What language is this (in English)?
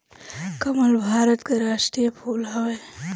Bhojpuri